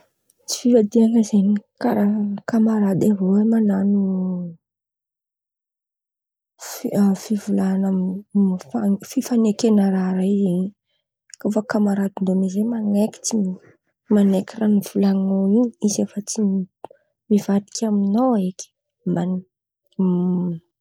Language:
Antankarana Malagasy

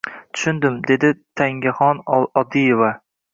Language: Uzbek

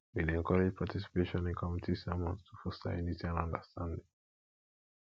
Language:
Nigerian Pidgin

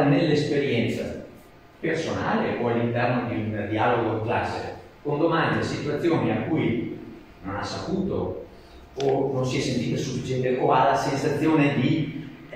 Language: Italian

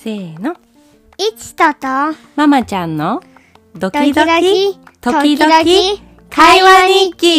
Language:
Japanese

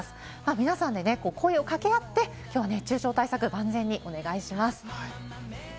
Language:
Japanese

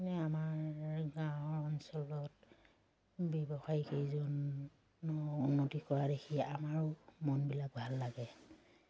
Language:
Assamese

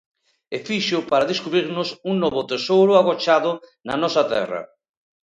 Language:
Galician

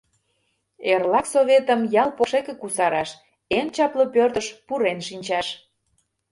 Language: Mari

